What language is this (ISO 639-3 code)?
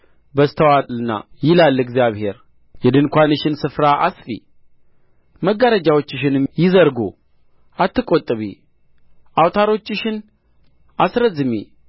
amh